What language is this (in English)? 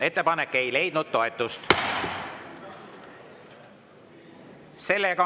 Estonian